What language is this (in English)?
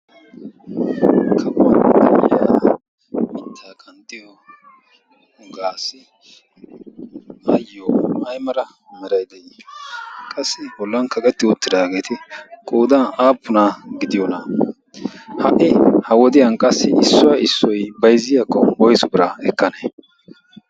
Wolaytta